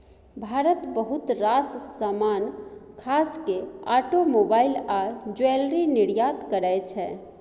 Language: Maithili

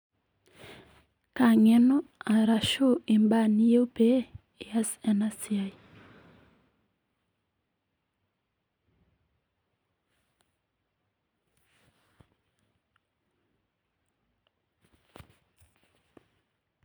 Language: Masai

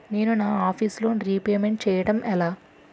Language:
Telugu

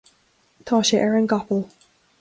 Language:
Irish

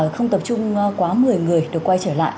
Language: Vietnamese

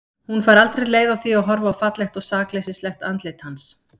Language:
Icelandic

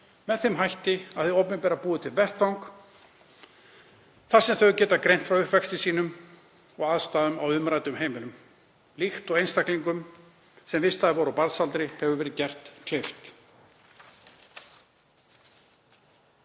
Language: Icelandic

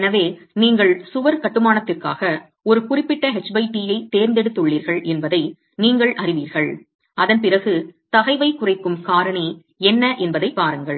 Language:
Tamil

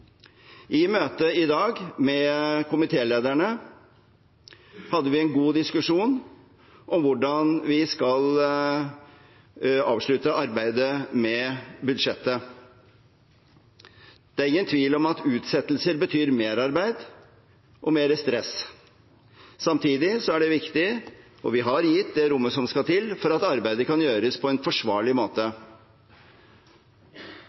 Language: Norwegian Bokmål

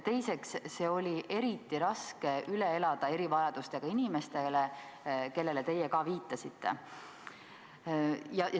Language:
Estonian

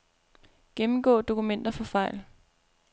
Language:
Danish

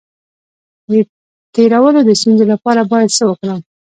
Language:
Pashto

